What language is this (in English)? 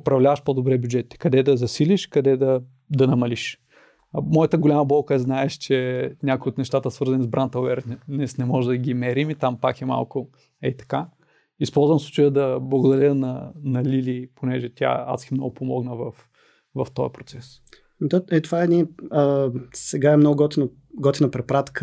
Bulgarian